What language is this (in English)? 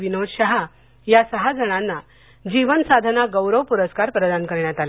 Marathi